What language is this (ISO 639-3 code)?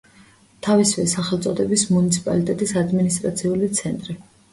kat